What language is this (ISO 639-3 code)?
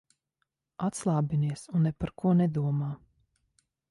lav